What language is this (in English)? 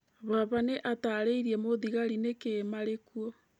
Kikuyu